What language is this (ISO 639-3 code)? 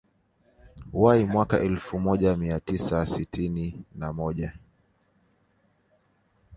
swa